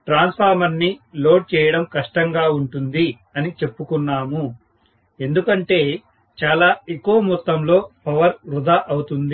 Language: Telugu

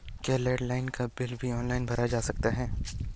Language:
Hindi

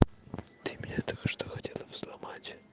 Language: Russian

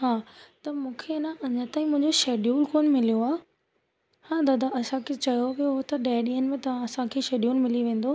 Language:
Sindhi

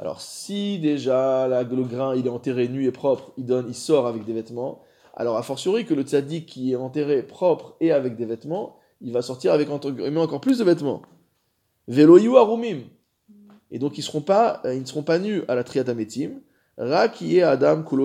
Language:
French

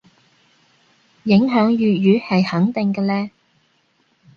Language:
Cantonese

